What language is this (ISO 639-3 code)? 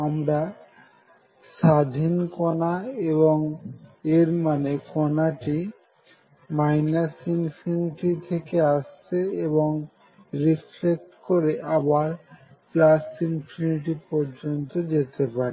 ben